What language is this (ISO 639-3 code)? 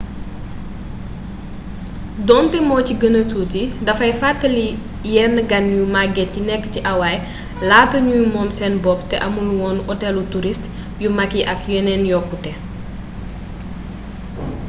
wol